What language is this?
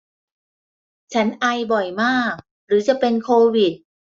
Thai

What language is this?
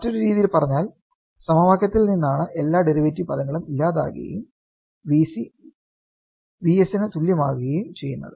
Malayalam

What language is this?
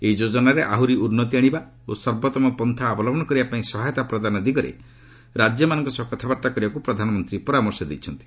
Odia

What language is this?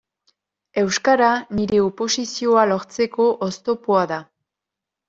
Basque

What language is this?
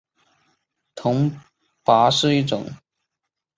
Chinese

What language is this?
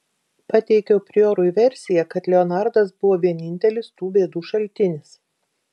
Lithuanian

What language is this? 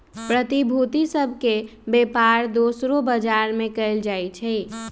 Magahi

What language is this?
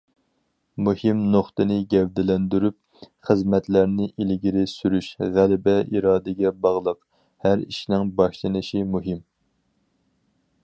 Uyghur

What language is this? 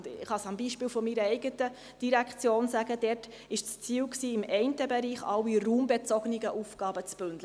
Swiss German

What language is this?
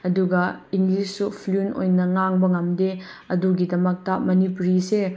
Manipuri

